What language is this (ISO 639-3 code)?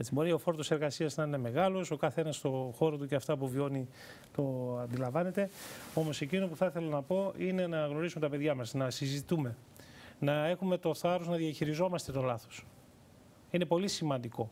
ell